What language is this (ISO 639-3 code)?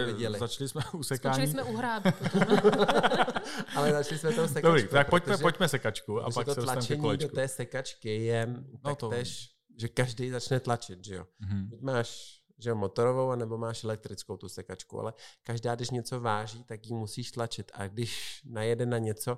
ces